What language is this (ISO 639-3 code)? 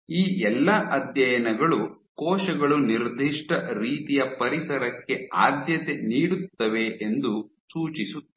kan